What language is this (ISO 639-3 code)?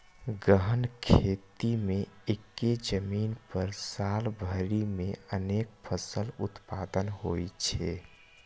mai